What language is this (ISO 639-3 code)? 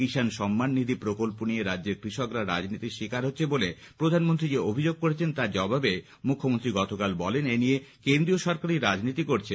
ben